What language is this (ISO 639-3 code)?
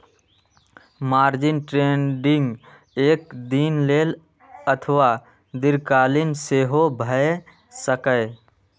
mai